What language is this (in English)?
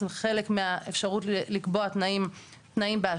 Hebrew